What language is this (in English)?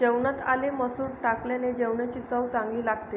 Marathi